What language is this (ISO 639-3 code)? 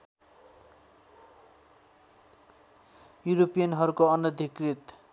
nep